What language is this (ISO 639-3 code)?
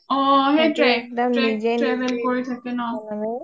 asm